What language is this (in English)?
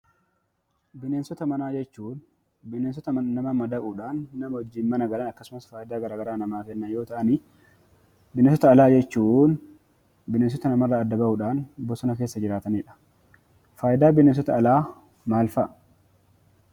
Oromo